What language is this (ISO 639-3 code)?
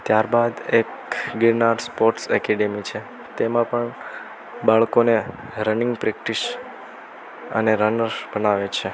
guj